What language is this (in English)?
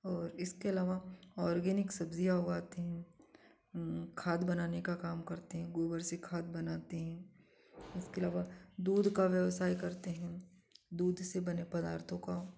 Hindi